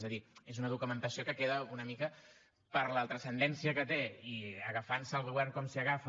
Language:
Catalan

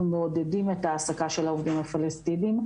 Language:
Hebrew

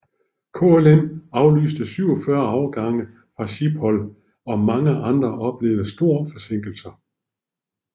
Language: Danish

